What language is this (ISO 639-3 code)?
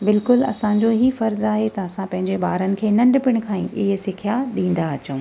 snd